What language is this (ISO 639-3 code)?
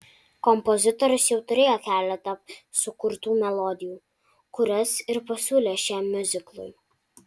lit